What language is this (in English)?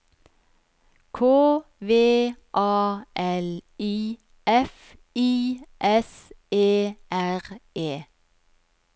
Norwegian